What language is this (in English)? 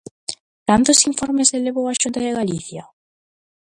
Galician